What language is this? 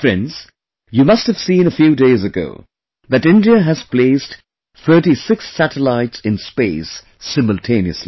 English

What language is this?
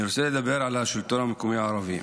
Hebrew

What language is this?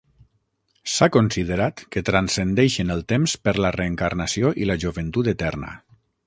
Catalan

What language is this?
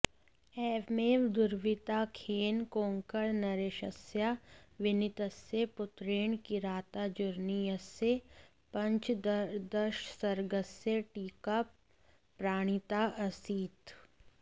Sanskrit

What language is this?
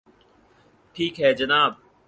Urdu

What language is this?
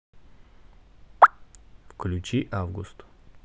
Russian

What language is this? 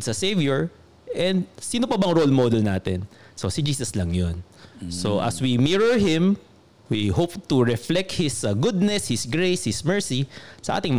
Filipino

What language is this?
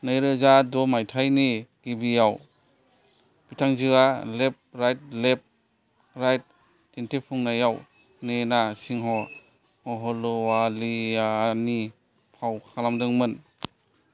Bodo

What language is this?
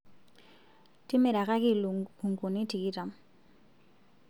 Masai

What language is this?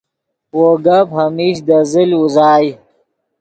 Yidgha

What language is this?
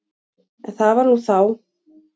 Icelandic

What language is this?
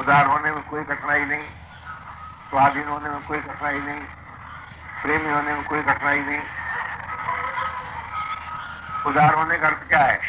Hindi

